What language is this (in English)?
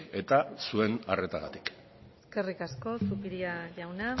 Basque